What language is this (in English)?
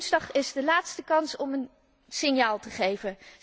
Dutch